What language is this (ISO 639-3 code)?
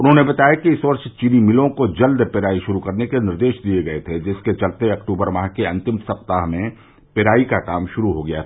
hin